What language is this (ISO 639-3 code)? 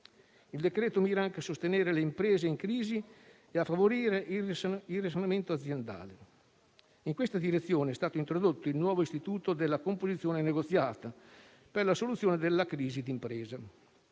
ita